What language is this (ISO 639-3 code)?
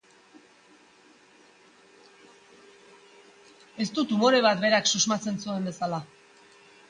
eus